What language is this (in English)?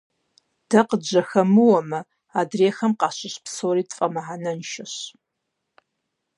Kabardian